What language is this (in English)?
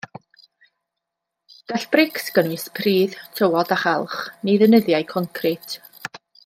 Welsh